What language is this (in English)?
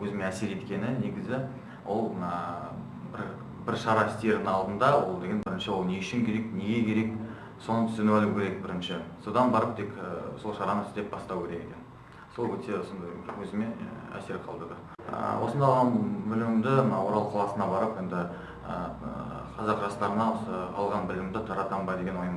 Russian